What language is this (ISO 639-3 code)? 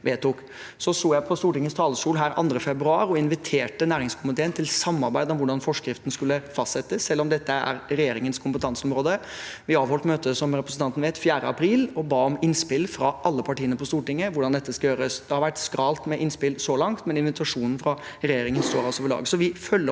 nor